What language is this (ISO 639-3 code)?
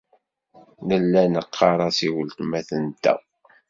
kab